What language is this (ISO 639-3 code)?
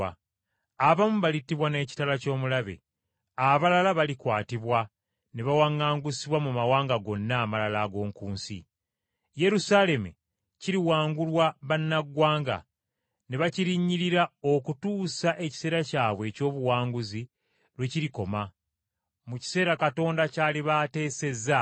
lug